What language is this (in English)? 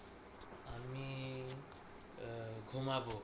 Bangla